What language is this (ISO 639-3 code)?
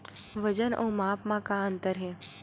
hne